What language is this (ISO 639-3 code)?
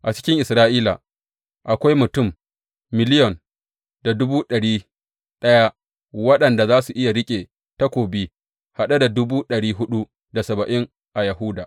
hau